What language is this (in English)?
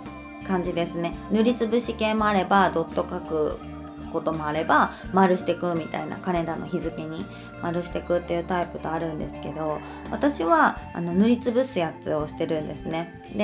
Japanese